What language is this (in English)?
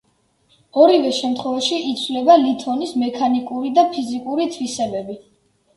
Georgian